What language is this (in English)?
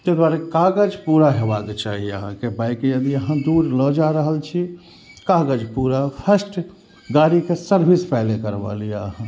Maithili